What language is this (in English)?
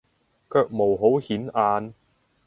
Cantonese